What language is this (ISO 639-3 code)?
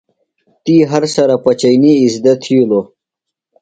phl